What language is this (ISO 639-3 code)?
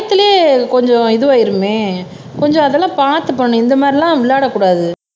tam